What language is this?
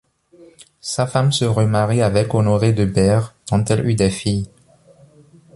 French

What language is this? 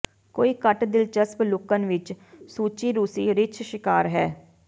Punjabi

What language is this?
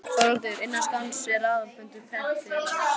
Icelandic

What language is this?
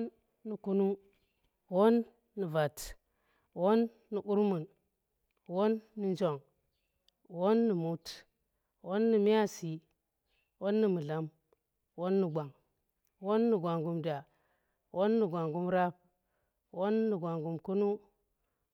Tera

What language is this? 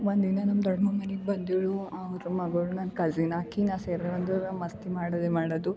Kannada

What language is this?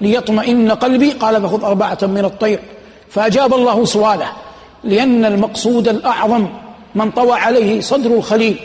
Arabic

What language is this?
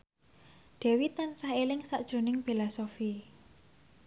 Javanese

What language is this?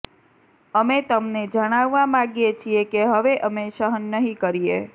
Gujarati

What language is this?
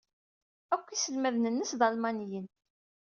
Kabyle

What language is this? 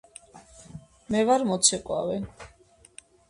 Georgian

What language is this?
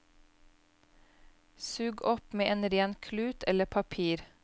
Norwegian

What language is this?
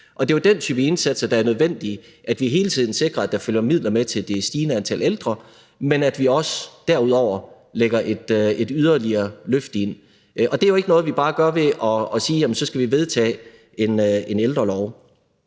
Danish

